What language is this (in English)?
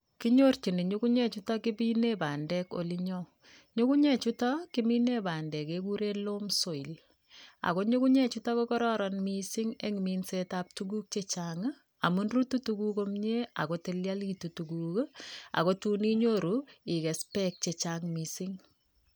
Kalenjin